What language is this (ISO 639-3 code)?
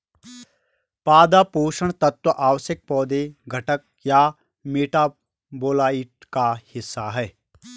hin